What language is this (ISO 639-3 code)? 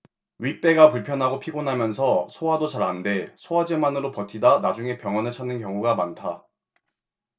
kor